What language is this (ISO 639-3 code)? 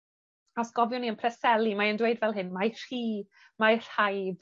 cym